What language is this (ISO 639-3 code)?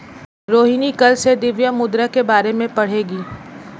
hin